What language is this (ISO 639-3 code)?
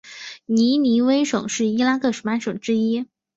zho